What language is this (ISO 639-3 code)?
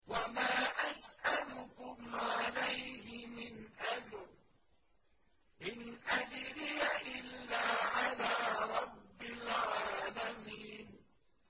ara